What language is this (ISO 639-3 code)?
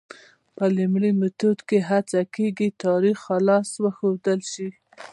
pus